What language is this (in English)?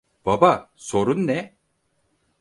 Turkish